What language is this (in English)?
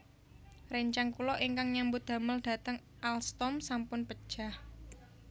Javanese